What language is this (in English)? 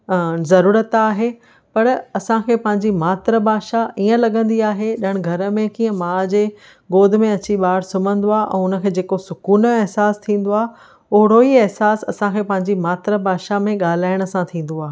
Sindhi